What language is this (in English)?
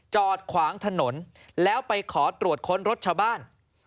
Thai